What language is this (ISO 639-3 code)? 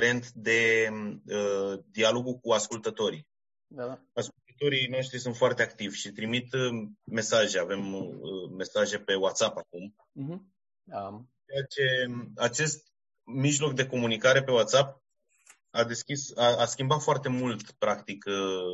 ron